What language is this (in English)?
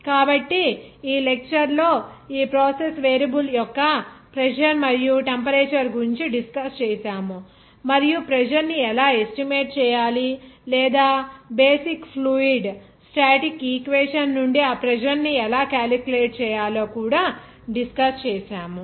Telugu